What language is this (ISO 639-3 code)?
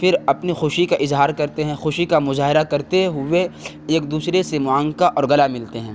urd